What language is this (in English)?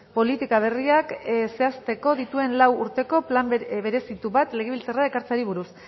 Basque